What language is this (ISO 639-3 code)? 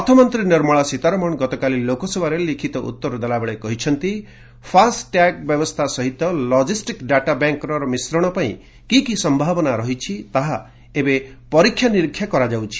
ori